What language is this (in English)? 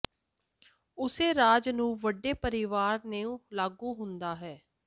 Punjabi